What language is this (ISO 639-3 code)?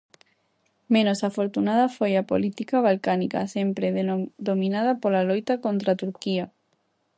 glg